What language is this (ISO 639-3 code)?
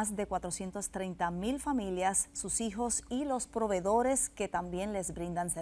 spa